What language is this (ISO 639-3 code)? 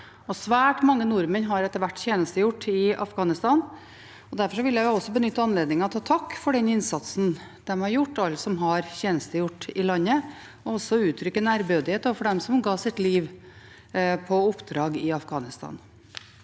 nor